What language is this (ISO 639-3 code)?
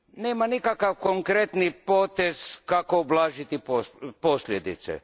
hrv